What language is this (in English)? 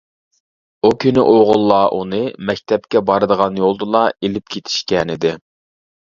Uyghur